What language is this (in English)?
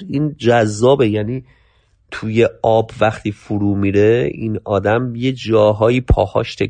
Persian